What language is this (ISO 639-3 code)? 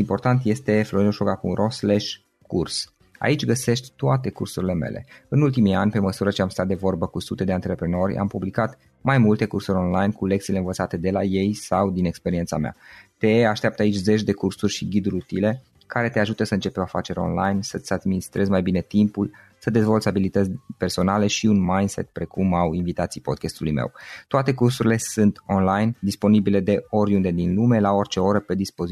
ron